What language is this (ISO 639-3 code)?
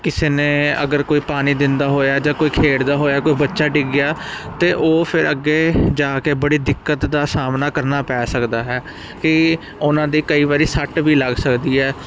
pan